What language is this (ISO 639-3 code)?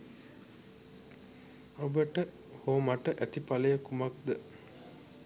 sin